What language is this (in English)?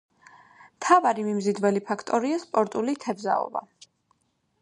Georgian